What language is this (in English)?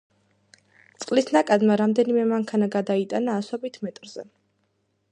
Georgian